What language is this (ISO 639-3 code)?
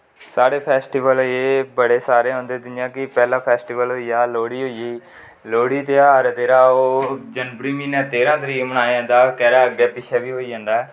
doi